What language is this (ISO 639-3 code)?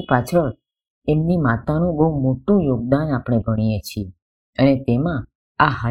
guj